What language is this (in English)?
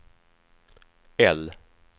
Swedish